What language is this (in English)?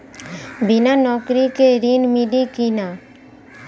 Bhojpuri